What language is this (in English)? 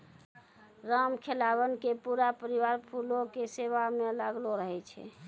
Maithili